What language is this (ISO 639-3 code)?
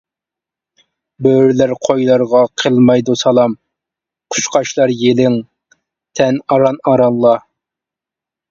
uig